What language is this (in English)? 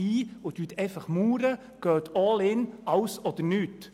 Swiss German